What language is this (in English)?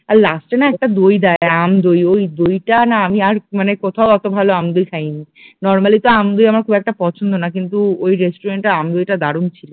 Bangla